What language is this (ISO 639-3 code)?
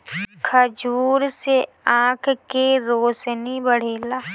bho